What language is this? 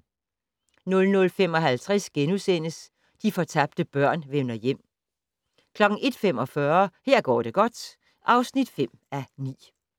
Danish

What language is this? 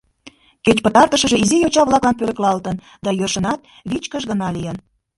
Mari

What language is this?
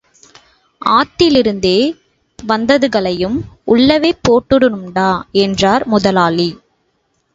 Tamil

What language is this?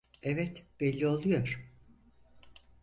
Turkish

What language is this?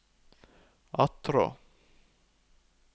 Norwegian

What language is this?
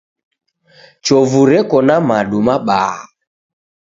Taita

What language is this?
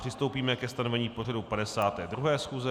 Czech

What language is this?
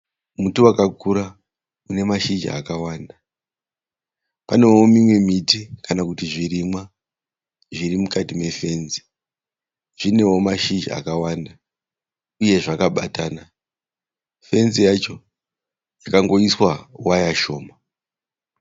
Shona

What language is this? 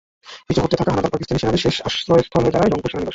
Bangla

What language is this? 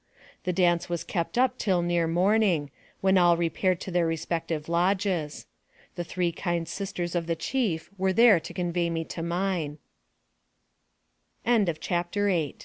English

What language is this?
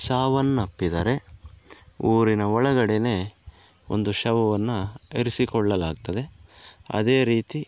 Kannada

